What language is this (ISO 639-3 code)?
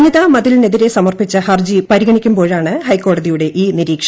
mal